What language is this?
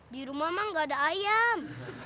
Indonesian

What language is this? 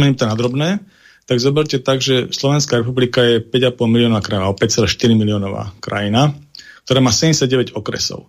Slovak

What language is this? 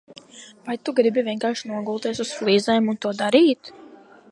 Latvian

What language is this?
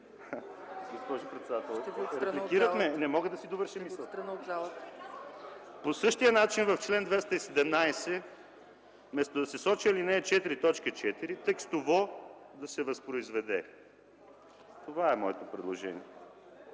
Bulgarian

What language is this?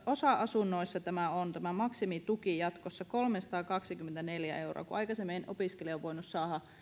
Finnish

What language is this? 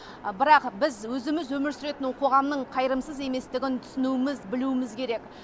Kazakh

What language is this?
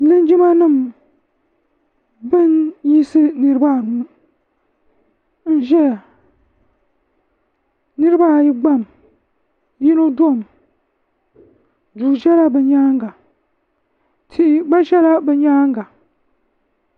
Dagbani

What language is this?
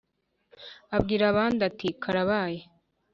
Kinyarwanda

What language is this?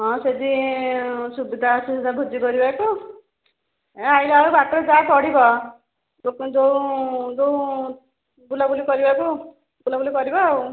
Odia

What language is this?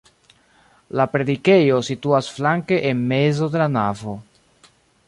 Esperanto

